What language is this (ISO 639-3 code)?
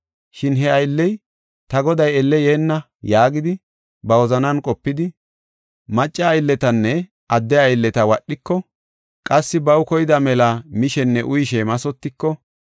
gof